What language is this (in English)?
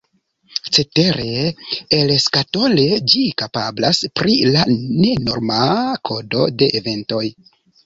Esperanto